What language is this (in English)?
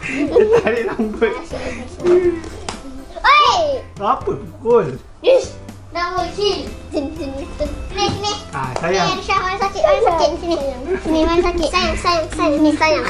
Malay